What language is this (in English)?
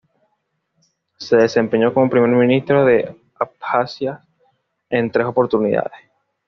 Spanish